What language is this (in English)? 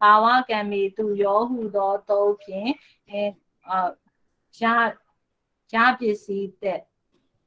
Thai